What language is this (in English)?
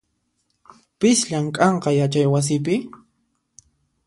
Puno Quechua